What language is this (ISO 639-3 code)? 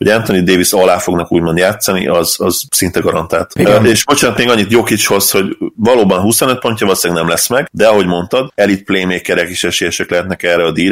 hun